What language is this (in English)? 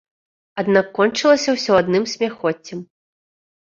Belarusian